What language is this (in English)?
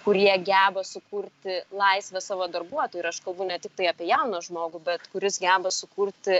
Lithuanian